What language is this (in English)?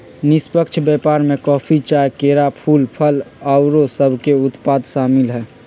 Magahi